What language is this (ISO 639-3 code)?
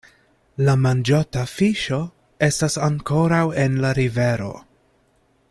epo